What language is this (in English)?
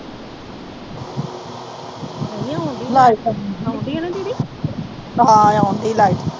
Punjabi